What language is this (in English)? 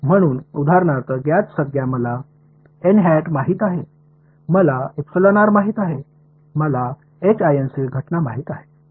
Marathi